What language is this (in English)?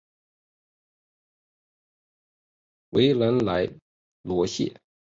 Chinese